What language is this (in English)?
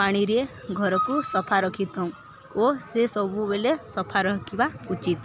Odia